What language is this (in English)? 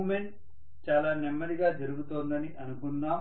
Telugu